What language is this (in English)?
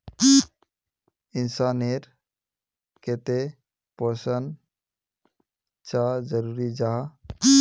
Magahi